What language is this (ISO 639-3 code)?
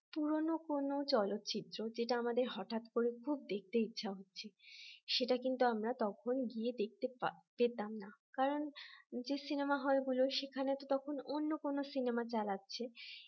ben